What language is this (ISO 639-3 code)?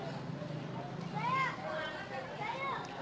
ind